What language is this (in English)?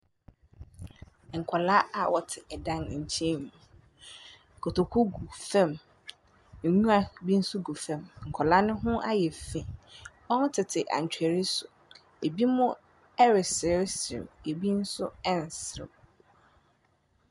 Akan